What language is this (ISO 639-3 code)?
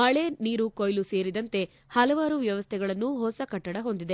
kan